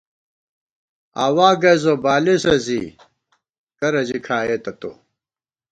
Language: Gawar-Bati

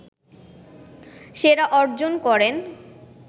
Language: Bangla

